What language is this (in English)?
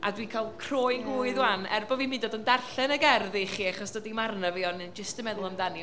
Welsh